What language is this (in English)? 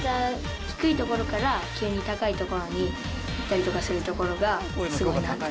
Japanese